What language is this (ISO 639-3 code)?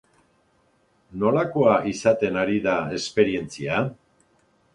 eus